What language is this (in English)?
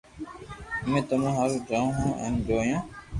Loarki